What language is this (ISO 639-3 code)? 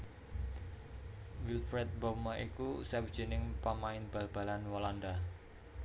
jav